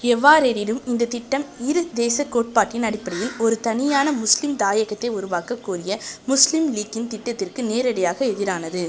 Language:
Tamil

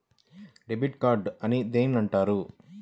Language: Telugu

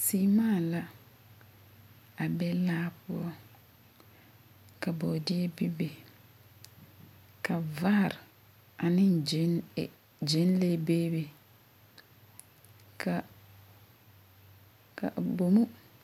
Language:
Southern Dagaare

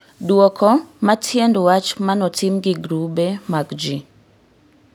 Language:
Luo (Kenya and Tanzania)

